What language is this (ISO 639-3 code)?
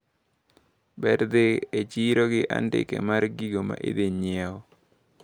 luo